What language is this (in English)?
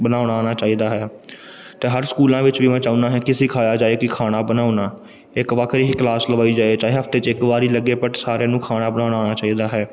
Punjabi